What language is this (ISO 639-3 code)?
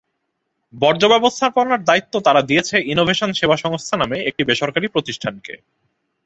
ben